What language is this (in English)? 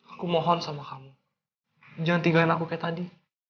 Indonesian